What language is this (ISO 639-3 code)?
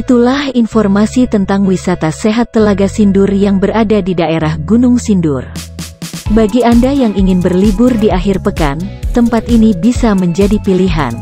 ind